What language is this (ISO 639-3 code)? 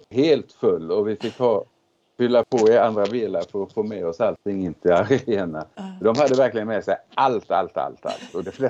swe